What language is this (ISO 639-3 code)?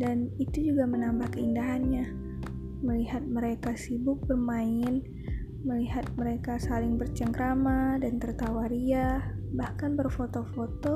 ind